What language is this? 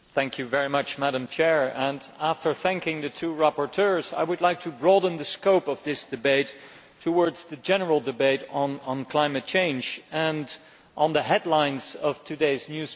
English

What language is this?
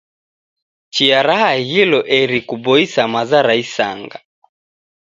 Taita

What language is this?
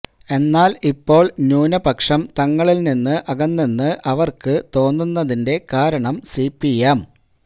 Malayalam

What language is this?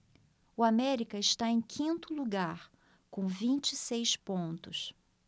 Portuguese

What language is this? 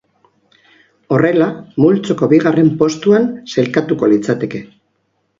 Basque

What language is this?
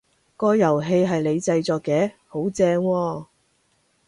Cantonese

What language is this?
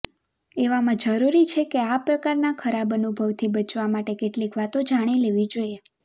Gujarati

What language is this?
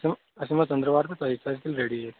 Kashmiri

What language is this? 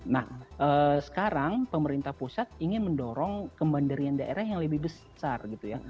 Indonesian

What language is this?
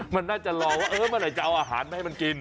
Thai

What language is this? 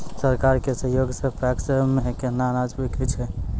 Maithili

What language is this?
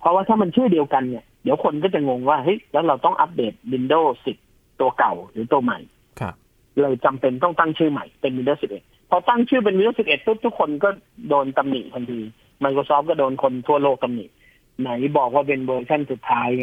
Thai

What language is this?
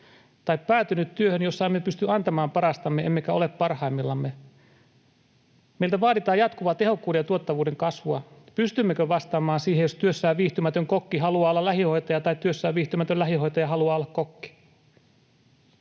Finnish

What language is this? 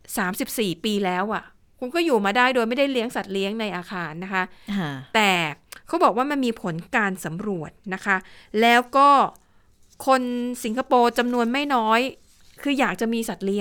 Thai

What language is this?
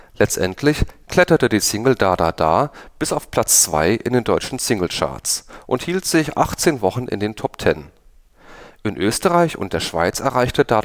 German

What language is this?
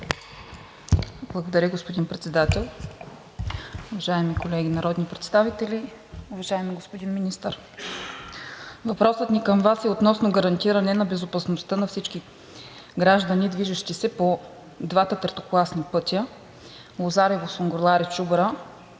Bulgarian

